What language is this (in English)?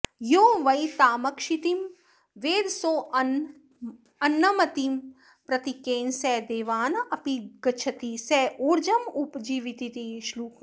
Sanskrit